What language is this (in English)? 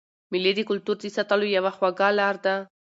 Pashto